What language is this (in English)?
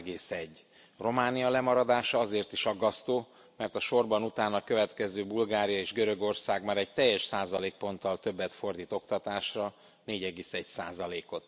Hungarian